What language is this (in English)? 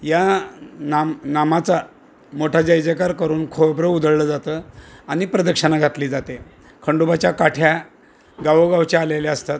Marathi